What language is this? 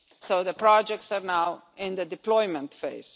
English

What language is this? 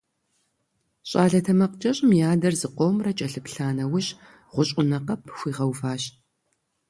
Kabardian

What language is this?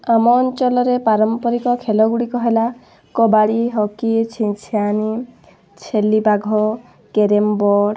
Odia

